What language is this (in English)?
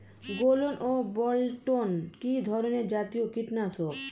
Bangla